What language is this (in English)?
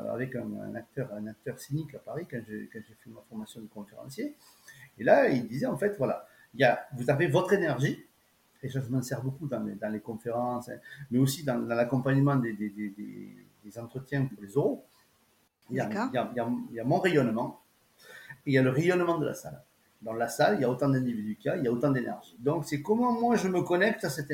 French